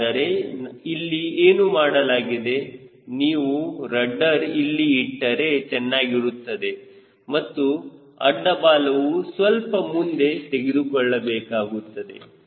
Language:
Kannada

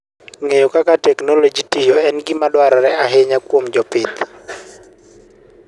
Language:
Luo (Kenya and Tanzania)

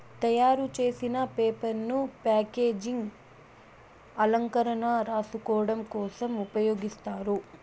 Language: Telugu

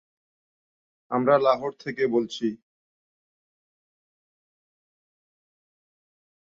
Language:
Bangla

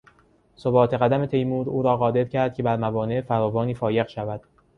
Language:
Persian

